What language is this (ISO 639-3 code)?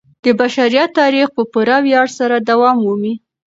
pus